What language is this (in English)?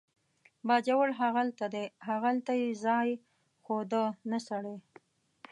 Pashto